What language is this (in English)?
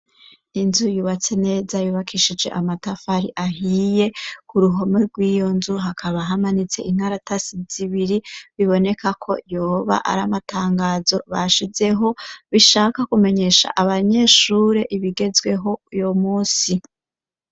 Rundi